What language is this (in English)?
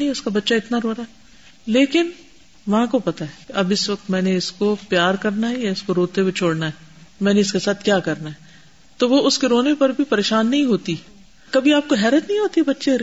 Urdu